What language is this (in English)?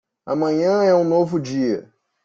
Portuguese